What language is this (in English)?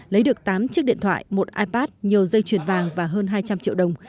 Vietnamese